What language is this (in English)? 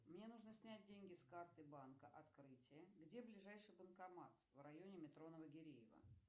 Russian